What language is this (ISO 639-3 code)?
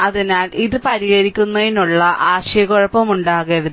mal